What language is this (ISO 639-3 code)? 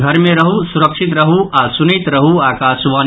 mai